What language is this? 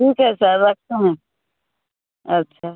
Hindi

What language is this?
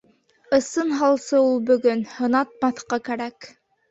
Bashkir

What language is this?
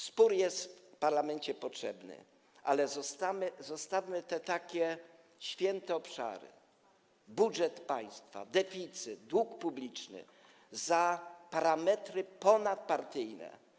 Polish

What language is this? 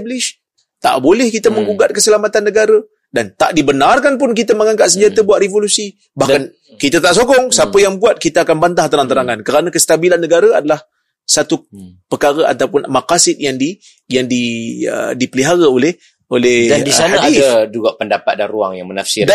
Malay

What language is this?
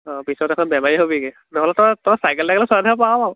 Assamese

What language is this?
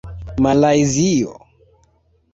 Esperanto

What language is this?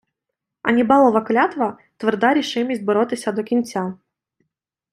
Ukrainian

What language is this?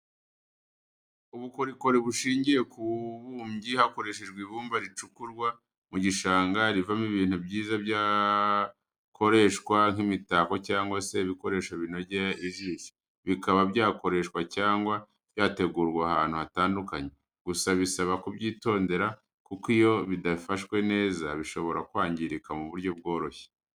Kinyarwanda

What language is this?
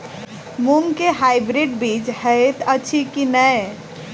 Maithili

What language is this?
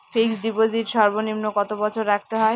Bangla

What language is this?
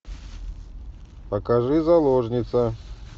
Russian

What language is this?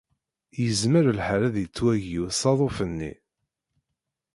Kabyle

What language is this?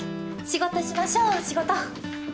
Japanese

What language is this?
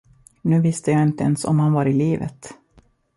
Swedish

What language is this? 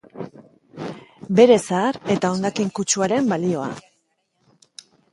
Basque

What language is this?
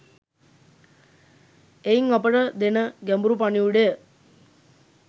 Sinhala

